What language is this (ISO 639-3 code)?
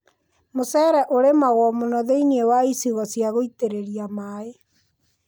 kik